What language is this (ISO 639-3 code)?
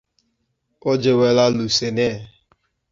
eng